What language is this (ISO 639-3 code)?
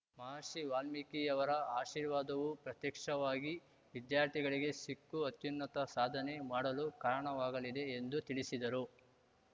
kan